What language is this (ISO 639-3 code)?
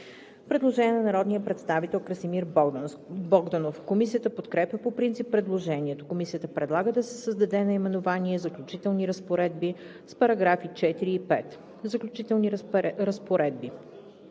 bul